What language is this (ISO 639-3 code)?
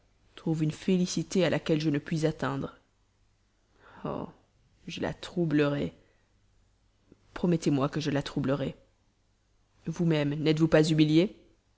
fra